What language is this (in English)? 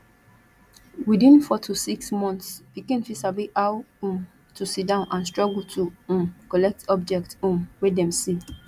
Nigerian Pidgin